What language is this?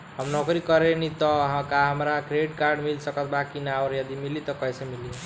Bhojpuri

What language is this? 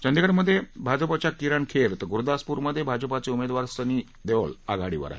Marathi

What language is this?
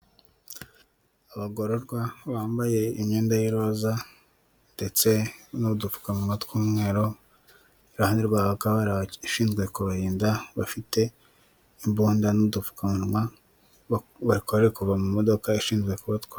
Kinyarwanda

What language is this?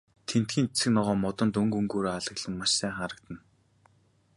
Mongolian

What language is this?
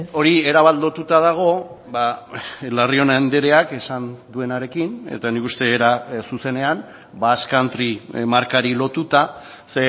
Basque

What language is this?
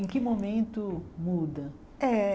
Portuguese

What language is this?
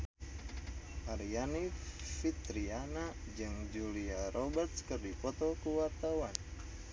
Sundanese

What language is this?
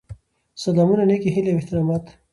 Pashto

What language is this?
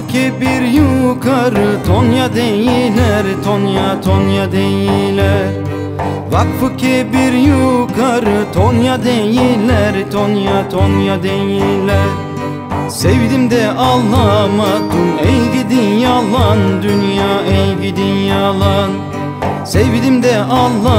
Turkish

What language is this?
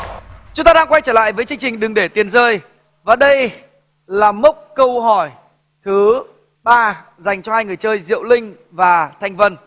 Vietnamese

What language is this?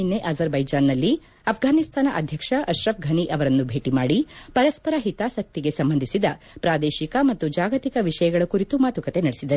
Kannada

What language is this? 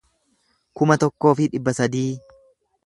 Oromo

